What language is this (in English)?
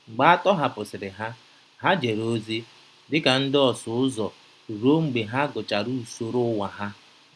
Igbo